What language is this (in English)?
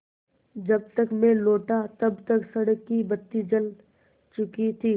Hindi